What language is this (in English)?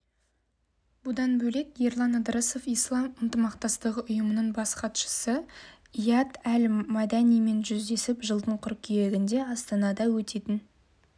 Kazakh